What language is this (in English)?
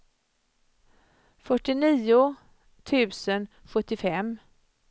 Swedish